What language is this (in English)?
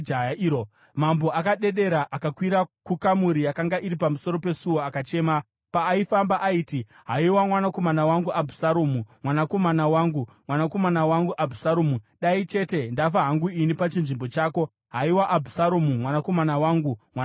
Shona